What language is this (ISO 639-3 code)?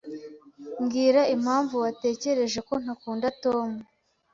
kin